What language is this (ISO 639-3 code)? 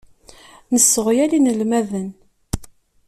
kab